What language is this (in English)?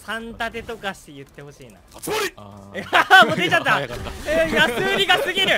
Japanese